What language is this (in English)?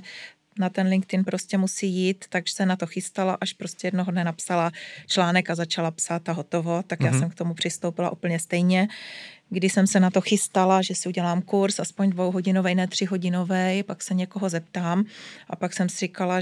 Czech